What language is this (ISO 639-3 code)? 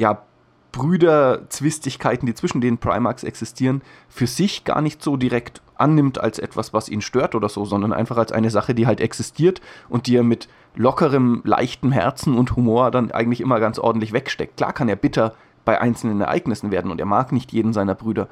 deu